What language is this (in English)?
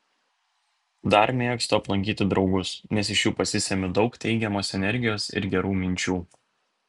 Lithuanian